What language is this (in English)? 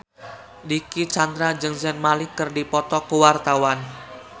Sundanese